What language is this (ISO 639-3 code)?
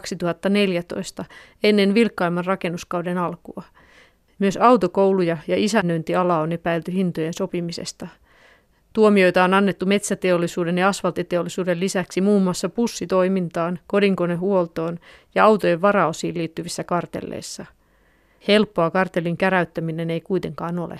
fin